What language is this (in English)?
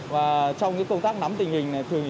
Vietnamese